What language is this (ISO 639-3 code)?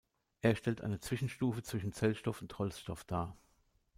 deu